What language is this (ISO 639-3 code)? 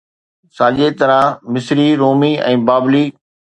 snd